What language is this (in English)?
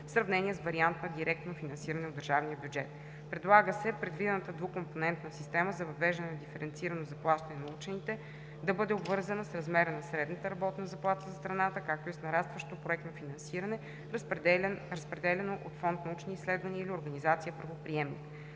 Bulgarian